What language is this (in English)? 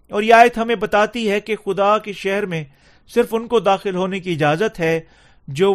Urdu